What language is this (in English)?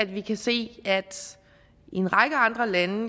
Danish